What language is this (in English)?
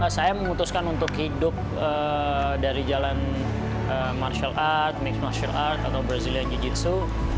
Indonesian